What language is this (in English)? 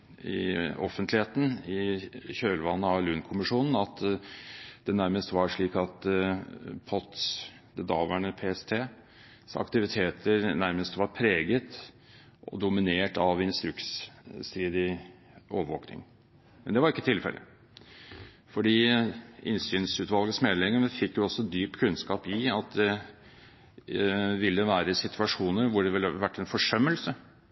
Norwegian Bokmål